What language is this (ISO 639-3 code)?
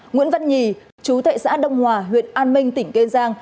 vie